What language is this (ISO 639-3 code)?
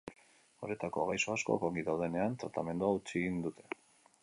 eus